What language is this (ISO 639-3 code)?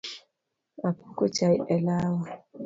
luo